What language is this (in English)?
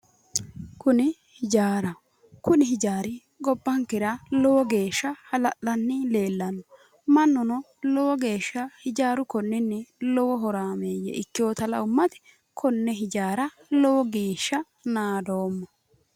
Sidamo